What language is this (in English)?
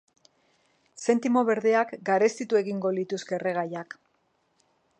Basque